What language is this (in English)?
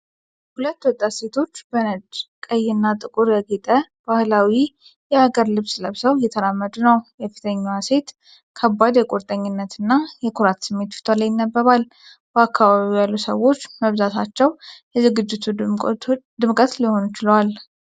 Amharic